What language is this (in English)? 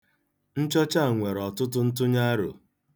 Igbo